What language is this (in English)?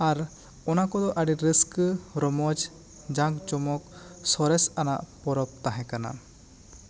Santali